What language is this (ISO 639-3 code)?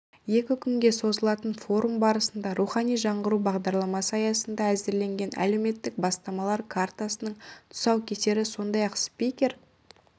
kaz